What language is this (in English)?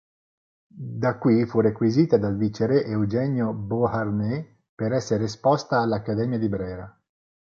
Italian